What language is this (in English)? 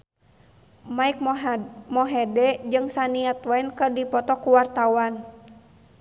Sundanese